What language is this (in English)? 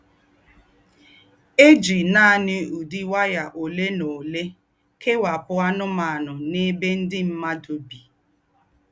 Igbo